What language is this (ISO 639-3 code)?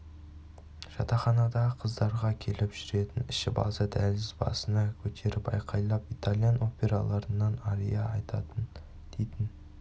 kaz